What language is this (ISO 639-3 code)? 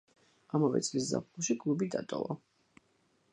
kat